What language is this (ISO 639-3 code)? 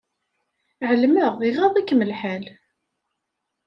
kab